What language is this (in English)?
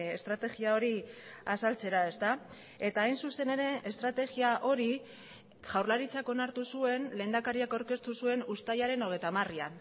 Basque